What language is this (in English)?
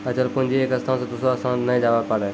Maithili